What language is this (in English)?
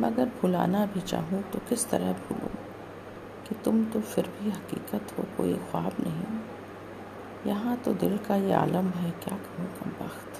Hindi